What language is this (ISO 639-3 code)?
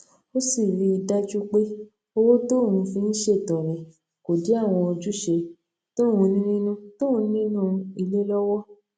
yor